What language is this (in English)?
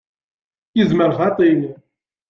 Kabyle